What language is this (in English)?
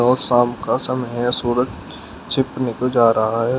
Hindi